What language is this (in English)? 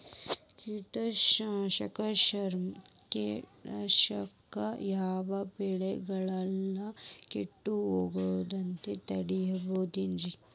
Kannada